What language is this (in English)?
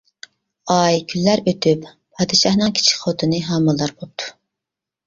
Uyghur